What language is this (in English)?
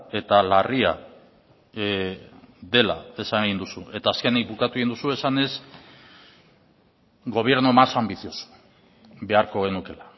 Basque